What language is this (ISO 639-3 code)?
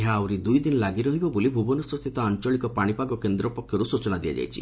ori